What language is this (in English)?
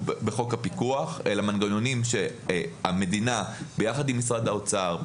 Hebrew